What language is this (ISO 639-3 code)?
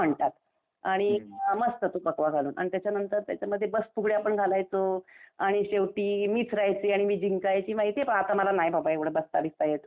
mar